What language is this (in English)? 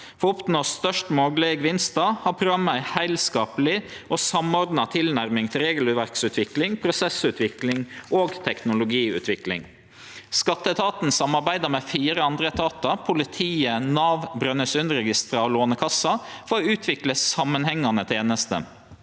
Norwegian